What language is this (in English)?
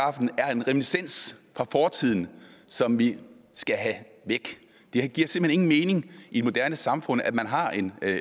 Danish